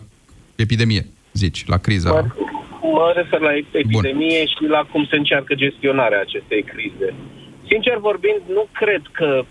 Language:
Romanian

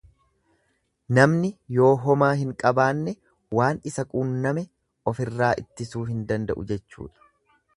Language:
Oromo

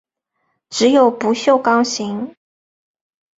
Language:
Chinese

